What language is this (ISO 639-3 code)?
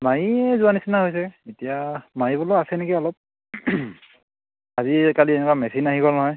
asm